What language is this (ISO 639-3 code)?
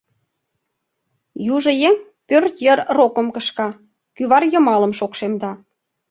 chm